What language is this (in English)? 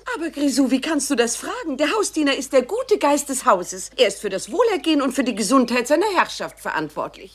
German